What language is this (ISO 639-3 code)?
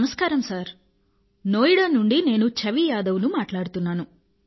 tel